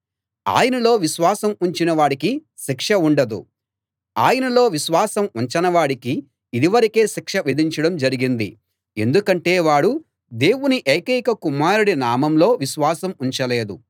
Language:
Telugu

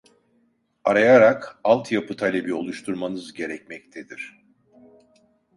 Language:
Turkish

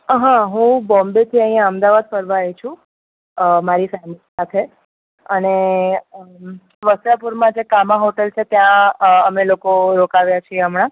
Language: Gujarati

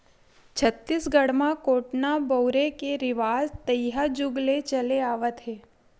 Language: Chhattisgarhi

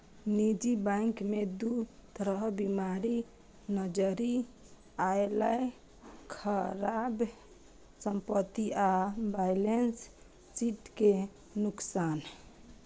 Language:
Maithili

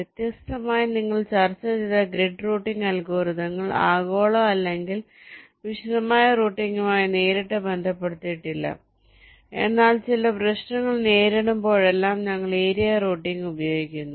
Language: Malayalam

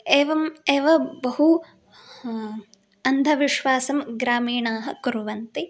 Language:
Sanskrit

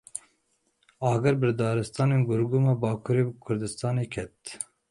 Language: Kurdish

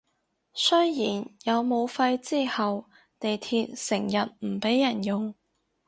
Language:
Cantonese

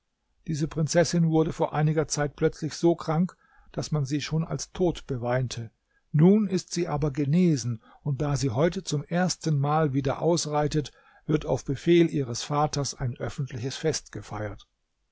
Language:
German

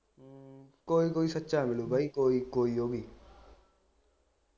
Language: Punjabi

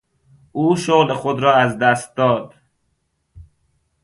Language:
Persian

